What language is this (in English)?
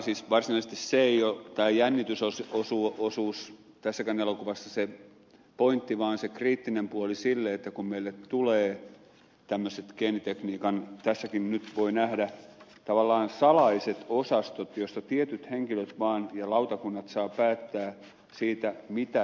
Finnish